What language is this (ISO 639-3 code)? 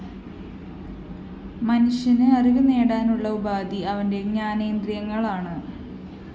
mal